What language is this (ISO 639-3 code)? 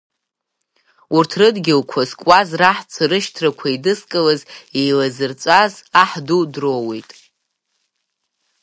abk